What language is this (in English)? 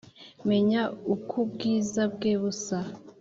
Kinyarwanda